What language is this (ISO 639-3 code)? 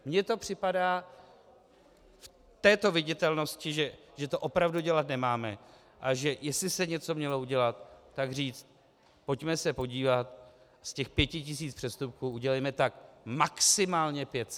ces